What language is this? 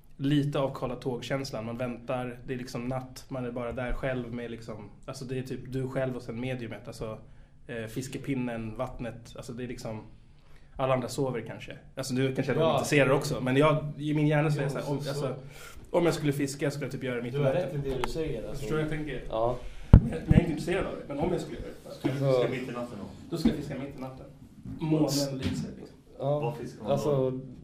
Swedish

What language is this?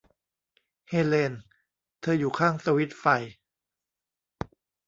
Thai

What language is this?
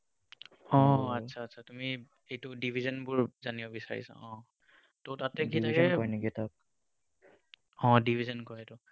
Assamese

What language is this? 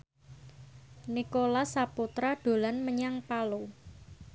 Javanese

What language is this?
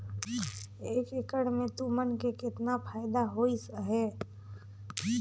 Chhattisgarhi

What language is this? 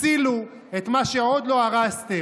Hebrew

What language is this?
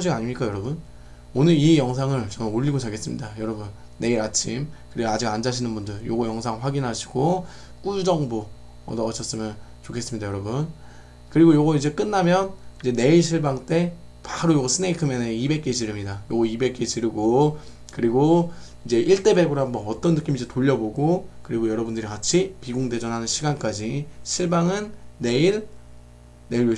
Korean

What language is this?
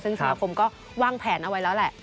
Thai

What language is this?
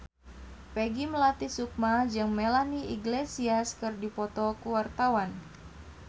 Sundanese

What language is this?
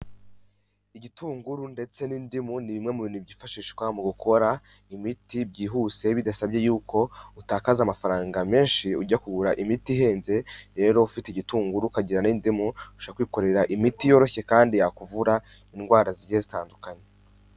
Kinyarwanda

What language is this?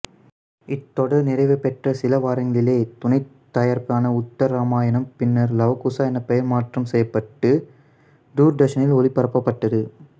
Tamil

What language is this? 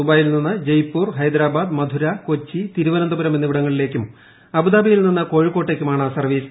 Malayalam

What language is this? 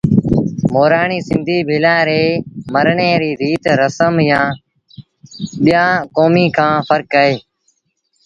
Sindhi Bhil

